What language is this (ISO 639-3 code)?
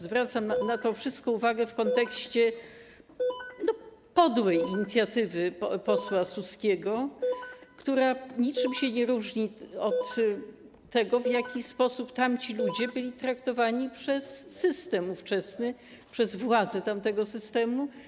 pol